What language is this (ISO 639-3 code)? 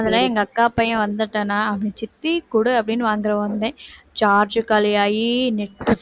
tam